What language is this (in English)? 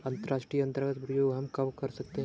Hindi